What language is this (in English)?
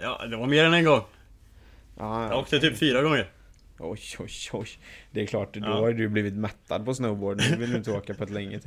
Swedish